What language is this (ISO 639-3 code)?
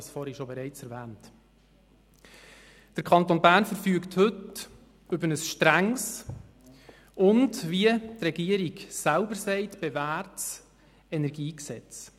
gsw